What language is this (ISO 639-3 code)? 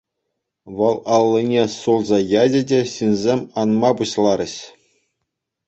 chv